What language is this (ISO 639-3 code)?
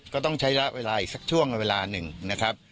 tha